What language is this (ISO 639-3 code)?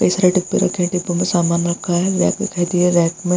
hin